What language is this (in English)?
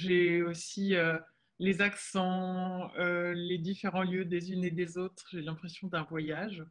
French